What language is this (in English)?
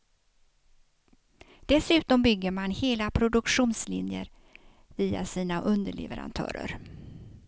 Swedish